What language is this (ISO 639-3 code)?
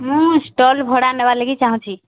ori